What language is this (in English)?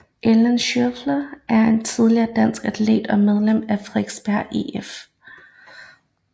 Danish